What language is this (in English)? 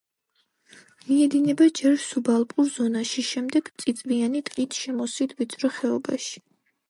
Georgian